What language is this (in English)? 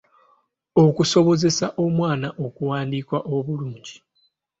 Ganda